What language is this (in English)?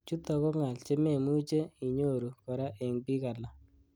Kalenjin